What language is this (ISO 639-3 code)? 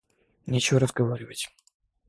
rus